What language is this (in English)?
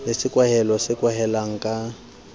Southern Sotho